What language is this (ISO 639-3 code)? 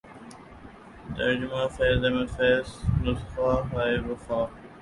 urd